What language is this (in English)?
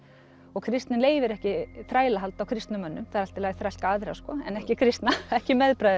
Icelandic